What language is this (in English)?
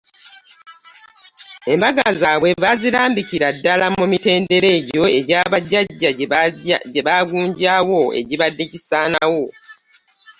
Ganda